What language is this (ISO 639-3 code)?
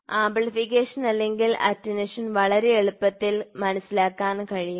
mal